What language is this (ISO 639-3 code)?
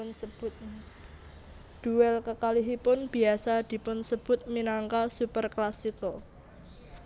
jav